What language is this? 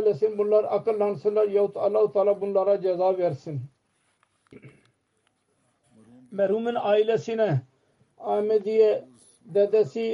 Turkish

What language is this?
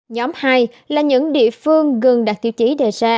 Vietnamese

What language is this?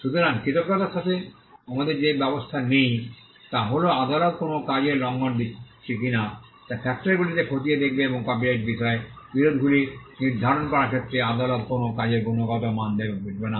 Bangla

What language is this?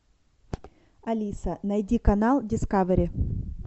Russian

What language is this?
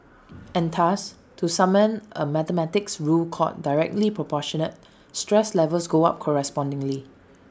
English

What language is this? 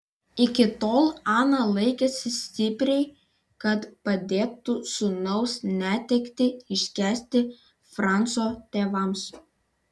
Lithuanian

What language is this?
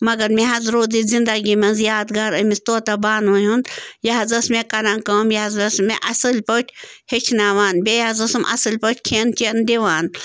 Kashmiri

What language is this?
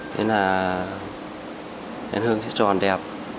Vietnamese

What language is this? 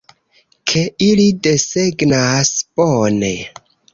Esperanto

